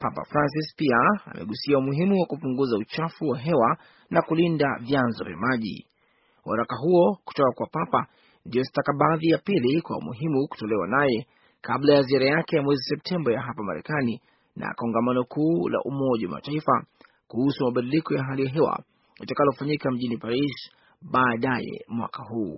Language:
Swahili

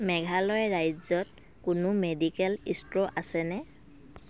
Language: Assamese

